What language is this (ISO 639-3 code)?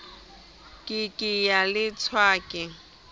sot